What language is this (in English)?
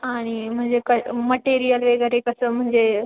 Marathi